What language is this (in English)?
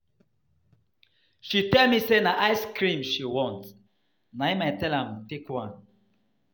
Nigerian Pidgin